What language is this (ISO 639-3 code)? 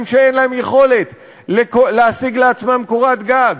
heb